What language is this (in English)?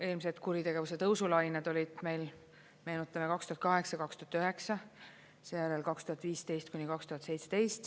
Estonian